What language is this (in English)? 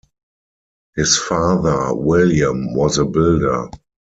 English